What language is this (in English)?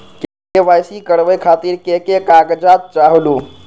Magahi